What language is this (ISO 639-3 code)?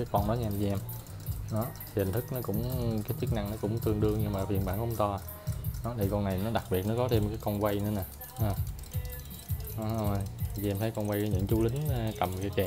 vie